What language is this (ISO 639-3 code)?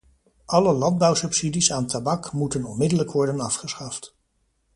nld